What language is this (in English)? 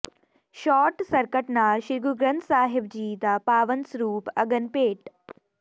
Punjabi